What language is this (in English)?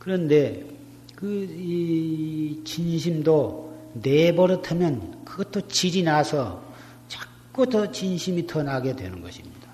Korean